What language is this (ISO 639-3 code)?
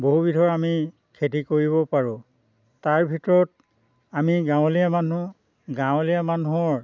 asm